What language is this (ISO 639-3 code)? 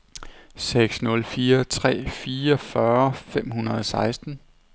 dan